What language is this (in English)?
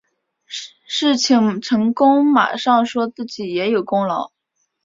Chinese